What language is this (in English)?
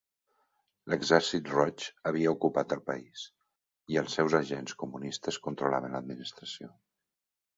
Catalan